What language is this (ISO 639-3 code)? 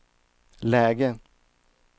swe